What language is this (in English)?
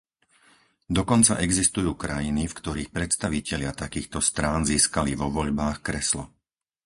Slovak